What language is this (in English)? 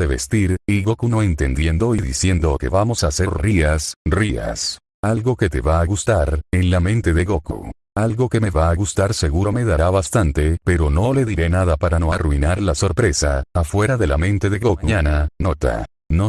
Spanish